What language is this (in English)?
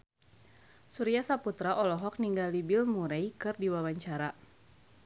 Sundanese